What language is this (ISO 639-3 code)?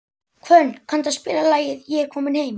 isl